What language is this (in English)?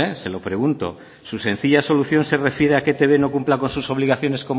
Spanish